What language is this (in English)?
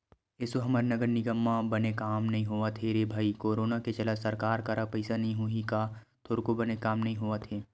Chhattisgarhi